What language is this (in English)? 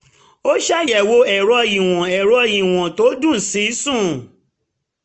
Yoruba